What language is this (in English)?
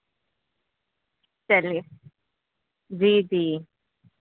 Urdu